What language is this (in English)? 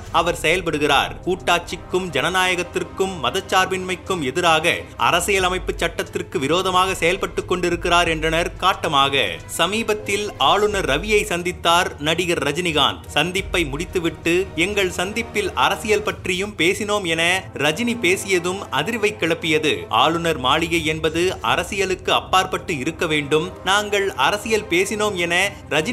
Tamil